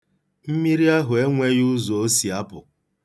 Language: Igbo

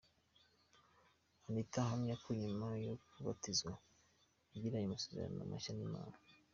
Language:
Kinyarwanda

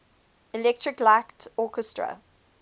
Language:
English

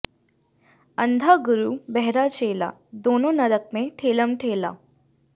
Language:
Sanskrit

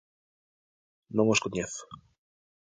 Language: Galician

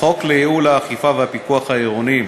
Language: Hebrew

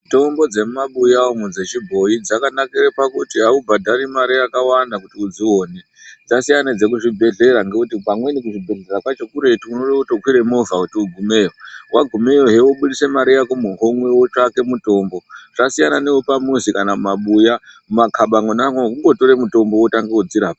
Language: Ndau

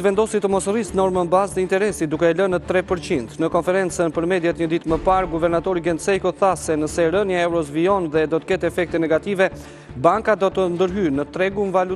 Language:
Romanian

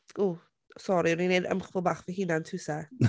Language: Welsh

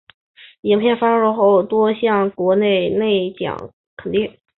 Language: Chinese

